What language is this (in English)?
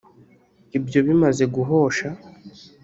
Kinyarwanda